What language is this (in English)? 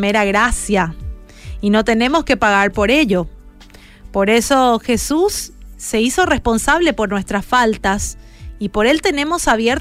Spanish